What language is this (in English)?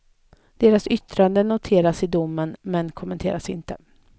Swedish